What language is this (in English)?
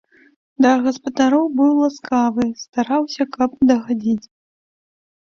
Belarusian